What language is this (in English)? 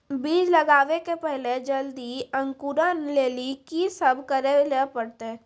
Maithili